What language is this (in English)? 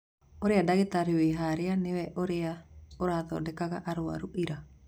Kikuyu